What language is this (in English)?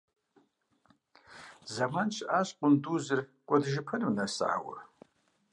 Kabardian